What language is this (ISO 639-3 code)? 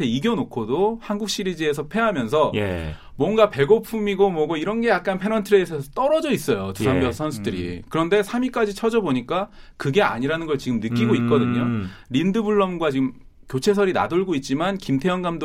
kor